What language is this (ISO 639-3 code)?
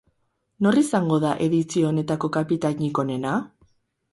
eus